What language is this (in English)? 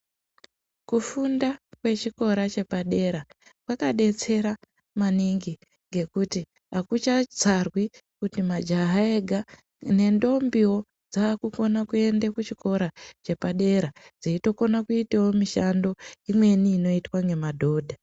Ndau